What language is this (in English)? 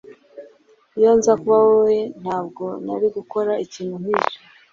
Kinyarwanda